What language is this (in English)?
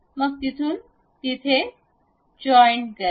Marathi